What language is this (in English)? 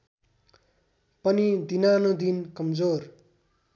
Nepali